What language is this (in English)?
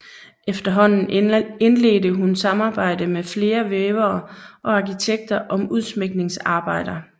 Danish